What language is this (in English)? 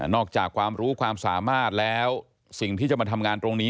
Thai